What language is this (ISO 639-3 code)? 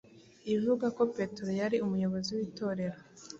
kin